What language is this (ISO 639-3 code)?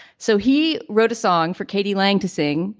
eng